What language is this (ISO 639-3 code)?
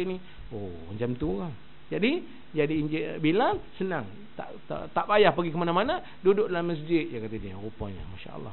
msa